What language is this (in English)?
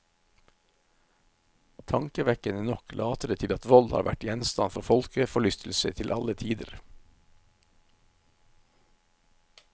Norwegian